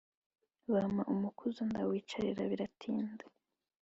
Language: Kinyarwanda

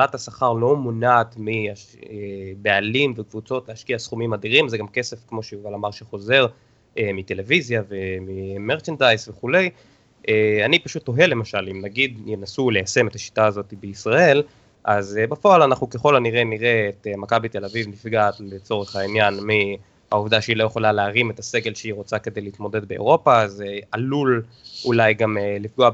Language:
Hebrew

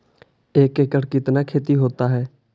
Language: Magahi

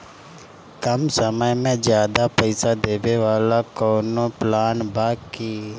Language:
Bhojpuri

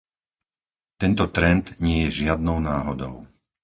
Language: Slovak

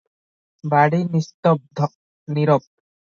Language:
Odia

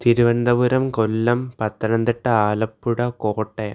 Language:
Malayalam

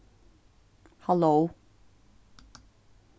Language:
Faroese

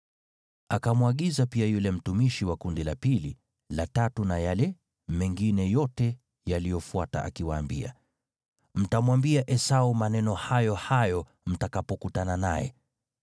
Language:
Swahili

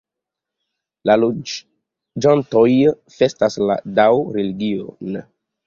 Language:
Esperanto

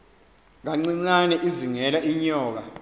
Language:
Xhosa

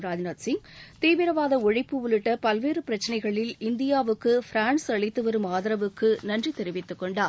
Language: Tamil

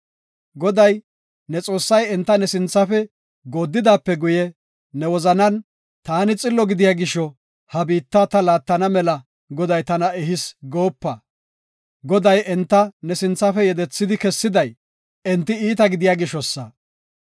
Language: Gofa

